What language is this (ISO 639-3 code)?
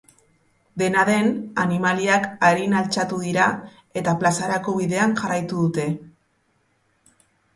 eus